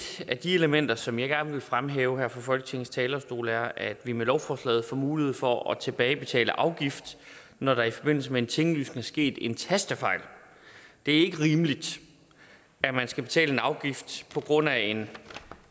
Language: Danish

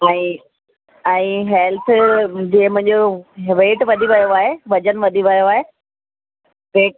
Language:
Sindhi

